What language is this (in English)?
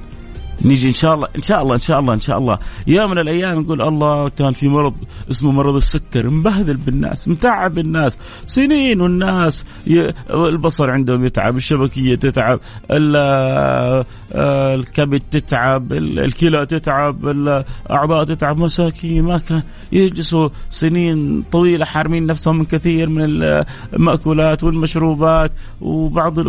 Arabic